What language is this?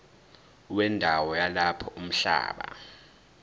Zulu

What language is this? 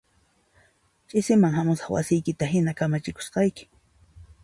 Puno Quechua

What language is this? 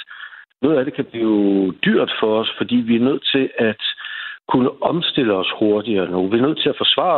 Danish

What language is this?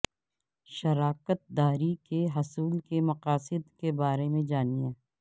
Urdu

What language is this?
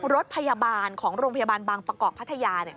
Thai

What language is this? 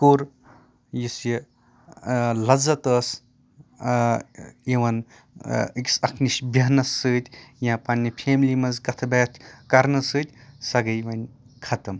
Kashmiri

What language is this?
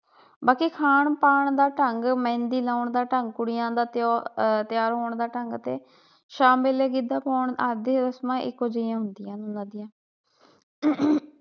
Punjabi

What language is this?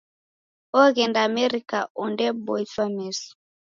Taita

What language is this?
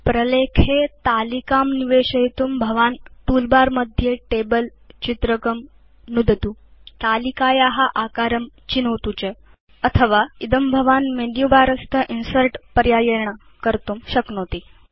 Sanskrit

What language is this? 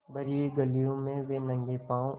Hindi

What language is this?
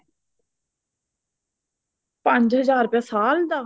Punjabi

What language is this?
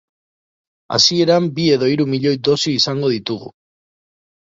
Basque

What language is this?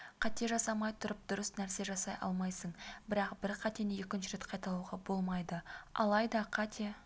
Kazakh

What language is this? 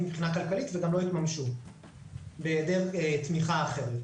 Hebrew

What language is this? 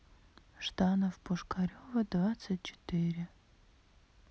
Russian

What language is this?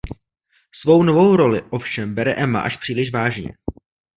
Czech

